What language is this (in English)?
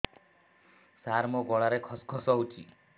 Odia